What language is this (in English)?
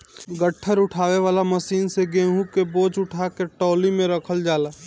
Bhojpuri